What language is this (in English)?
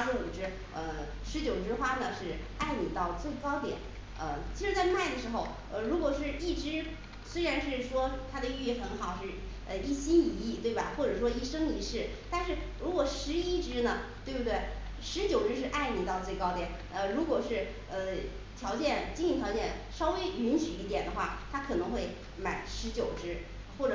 Chinese